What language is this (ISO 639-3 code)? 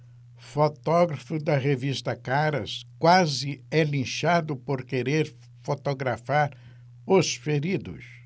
por